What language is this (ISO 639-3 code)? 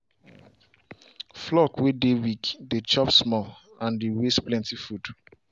pcm